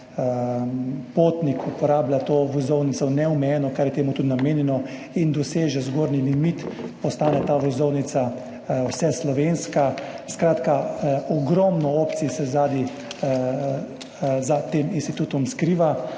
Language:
Slovenian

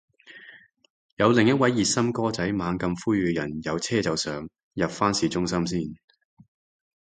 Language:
Cantonese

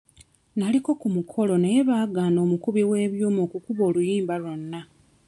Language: Ganda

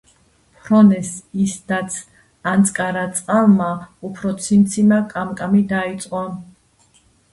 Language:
Georgian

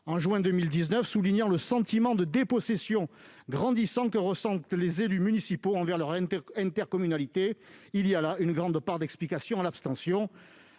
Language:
French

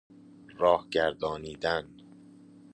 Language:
Persian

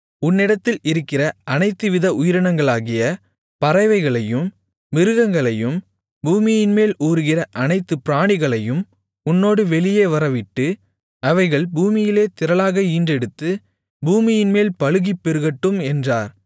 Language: Tamil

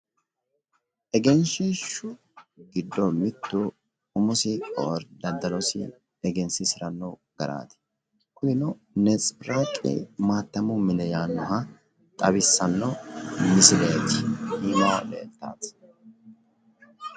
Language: Sidamo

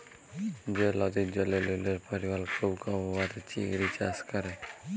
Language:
Bangla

